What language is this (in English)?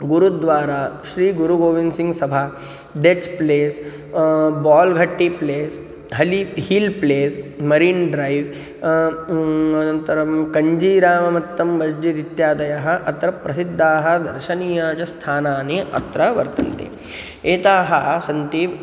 Sanskrit